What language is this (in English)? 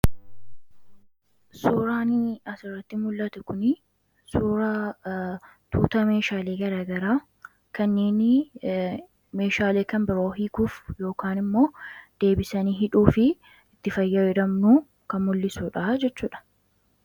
Oromo